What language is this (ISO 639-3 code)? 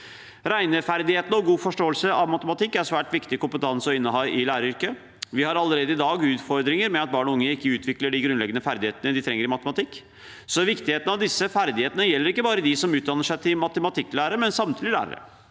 nor